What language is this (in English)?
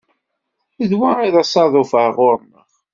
Kabyle